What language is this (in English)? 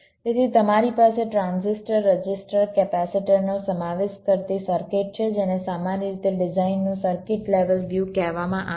Gujarati